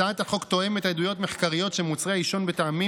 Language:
Hebrew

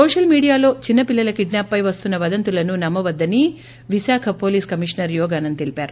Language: Telugu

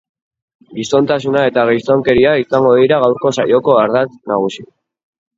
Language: Basque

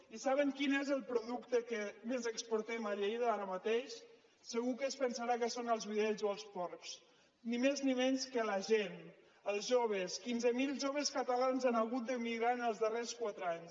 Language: Catalan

